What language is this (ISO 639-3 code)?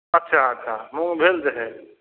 mai